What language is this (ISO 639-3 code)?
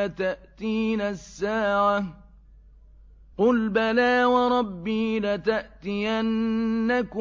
ara